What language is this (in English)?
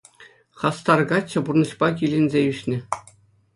Chuvash